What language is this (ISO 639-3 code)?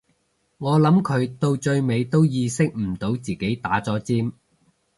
yue